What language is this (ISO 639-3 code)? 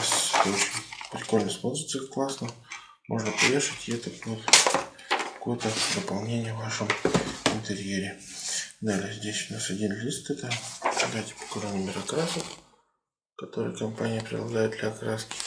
rus